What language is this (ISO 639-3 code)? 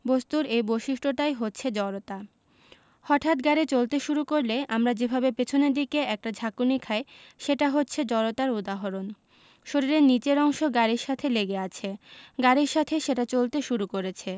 ben